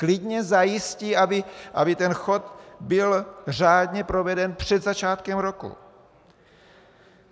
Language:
Czech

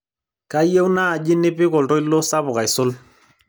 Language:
Masai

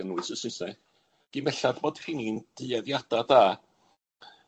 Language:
Welsh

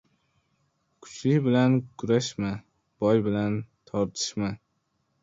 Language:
Uzbek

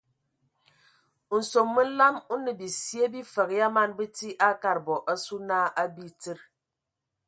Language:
Ewondo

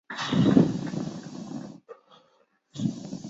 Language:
Chinese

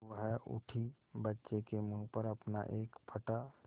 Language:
Hindi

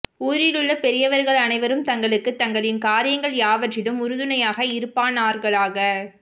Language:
Tamil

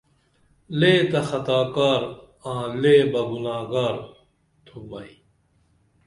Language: Dameli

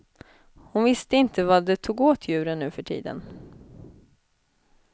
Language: Swedish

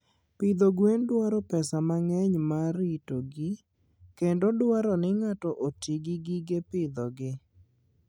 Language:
Luo (Kenya and Tanzania)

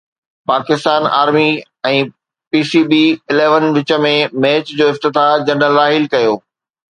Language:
Sindhi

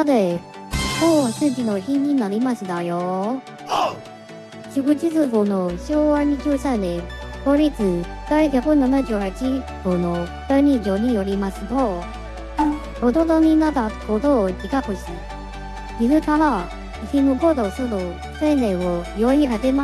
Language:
Japanese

